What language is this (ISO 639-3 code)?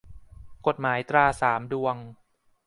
tha